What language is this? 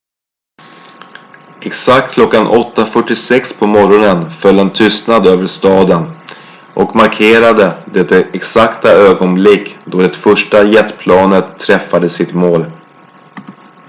Swedish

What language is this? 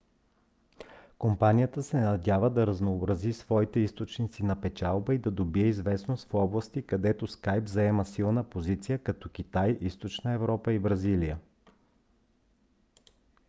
Bulgarian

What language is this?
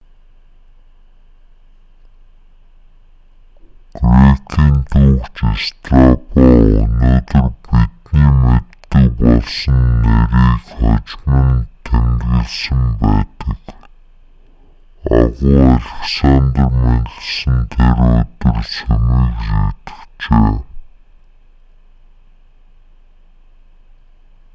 Mongolian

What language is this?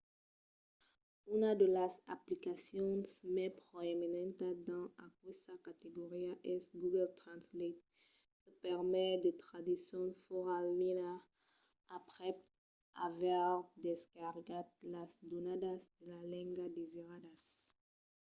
Occitan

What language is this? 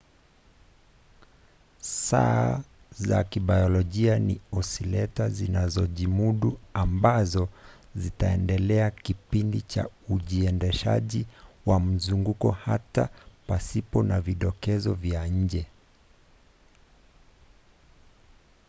Swahili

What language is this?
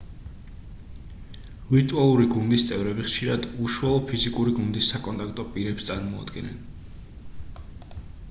Georgian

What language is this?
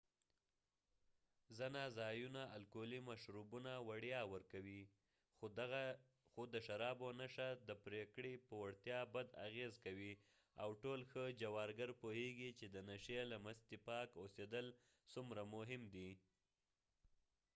Pashto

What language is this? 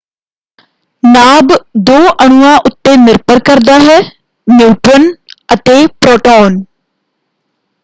Punjabi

